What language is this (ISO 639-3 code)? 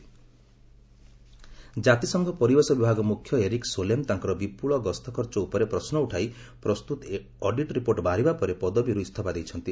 ori